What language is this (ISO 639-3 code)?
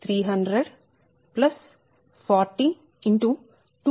tel